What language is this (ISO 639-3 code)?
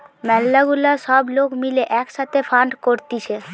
ben